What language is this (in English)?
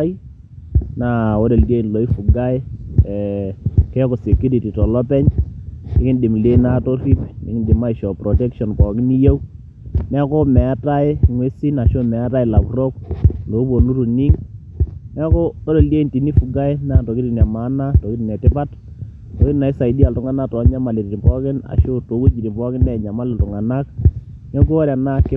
Masai